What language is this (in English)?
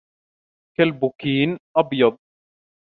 Arabic